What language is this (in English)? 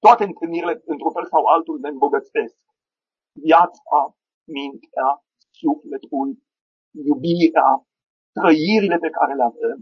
Romanian